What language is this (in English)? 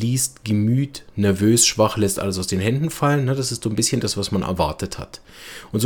German